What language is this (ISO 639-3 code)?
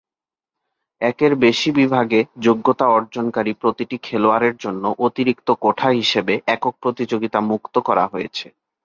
ben